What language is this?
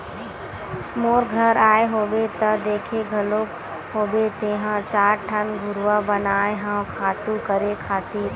Chhattisgarhi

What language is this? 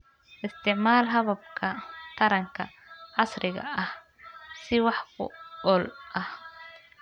Somali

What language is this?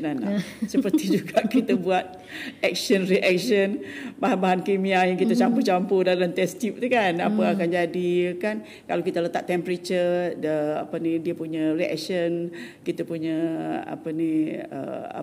Malay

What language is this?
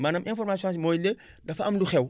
Wolof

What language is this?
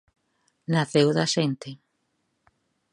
Galician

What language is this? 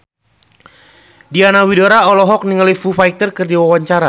Sundanese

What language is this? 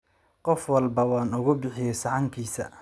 Somali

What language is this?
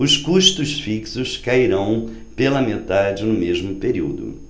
Portuguese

